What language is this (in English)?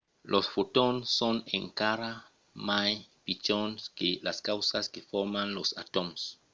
Occitan